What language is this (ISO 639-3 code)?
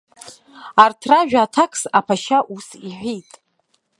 abk